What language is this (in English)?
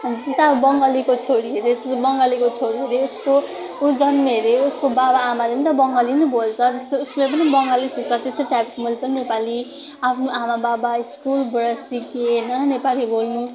Nepali